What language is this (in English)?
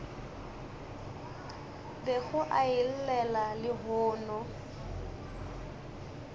Northern Sotho